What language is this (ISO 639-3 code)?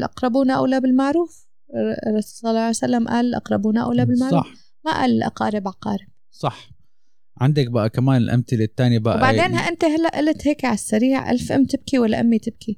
ara